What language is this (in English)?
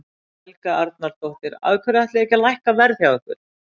Icelandic